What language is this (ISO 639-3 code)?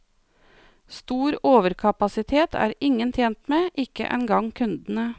nor